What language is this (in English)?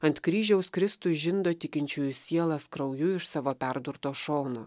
Lithuanian